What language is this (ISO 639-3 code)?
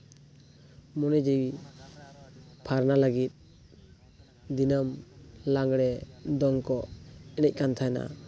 sat